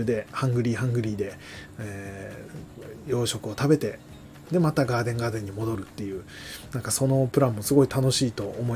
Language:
Japanese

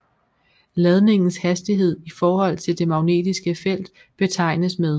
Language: Danish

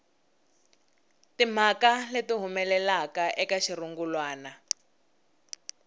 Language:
Tsonga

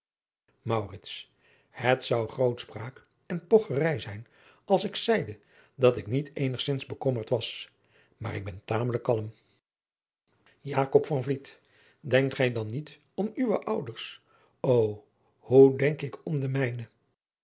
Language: Dutch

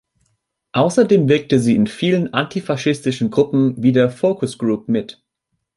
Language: German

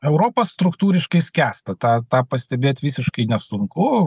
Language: Lithuanian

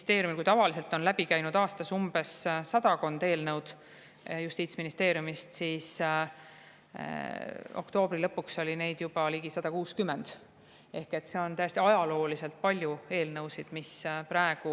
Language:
Estonian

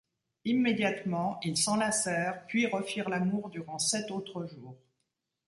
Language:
French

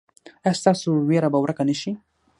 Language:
Pashto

